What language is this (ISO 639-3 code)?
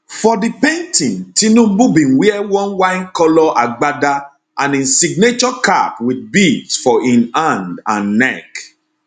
pcm